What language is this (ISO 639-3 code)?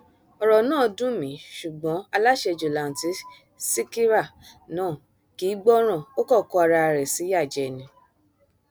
yor